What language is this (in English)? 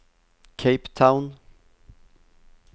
Norwegian